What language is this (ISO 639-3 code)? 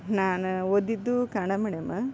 kan